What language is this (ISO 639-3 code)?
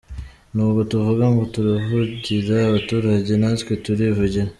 kin